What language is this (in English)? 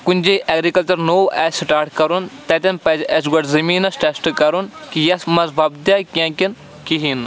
Kashmiri